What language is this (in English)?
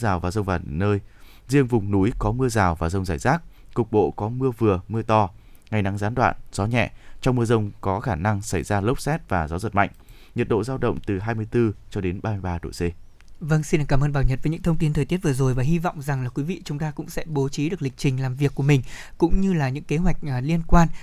Vietnamese